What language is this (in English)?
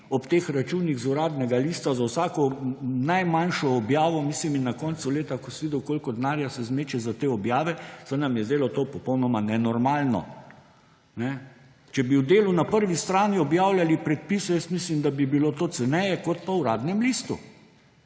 Slovenian